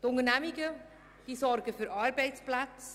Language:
Swiss German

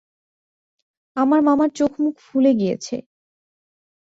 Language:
Bangla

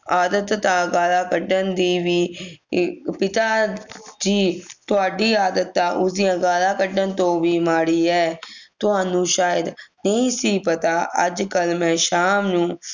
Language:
Punjabi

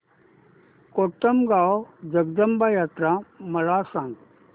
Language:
Marathi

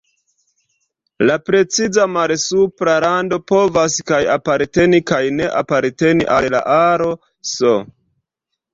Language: Esperanto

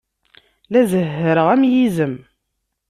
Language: Kabyle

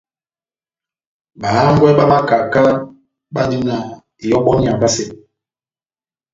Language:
Batanga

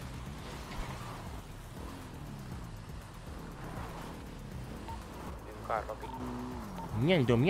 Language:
Spanish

